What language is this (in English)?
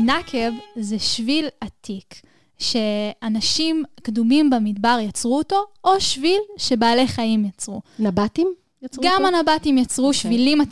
Hebrew